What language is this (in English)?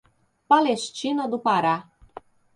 Portuguese